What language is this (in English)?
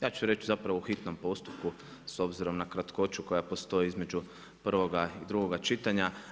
Croatian